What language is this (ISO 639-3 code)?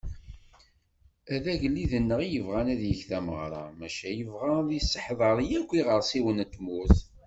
kab